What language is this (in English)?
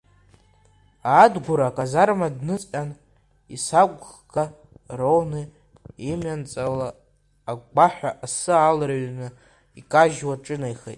Abkhazian